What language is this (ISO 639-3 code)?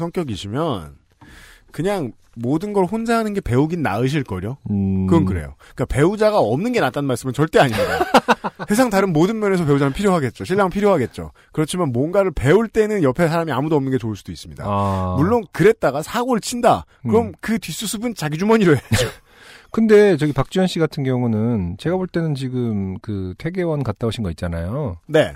kor